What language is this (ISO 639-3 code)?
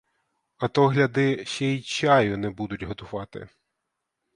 ukr